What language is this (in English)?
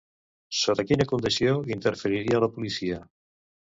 Catalan